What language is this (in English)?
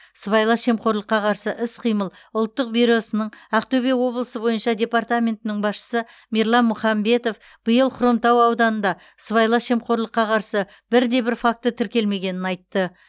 Kazakh